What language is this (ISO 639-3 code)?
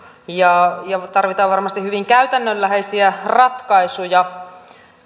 fin